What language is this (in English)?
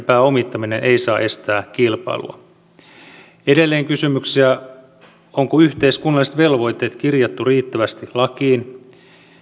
Finnish